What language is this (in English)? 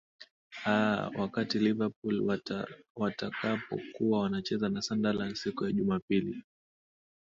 Swahili